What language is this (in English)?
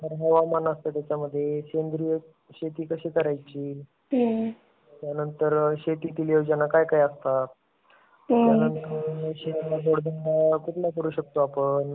Marathi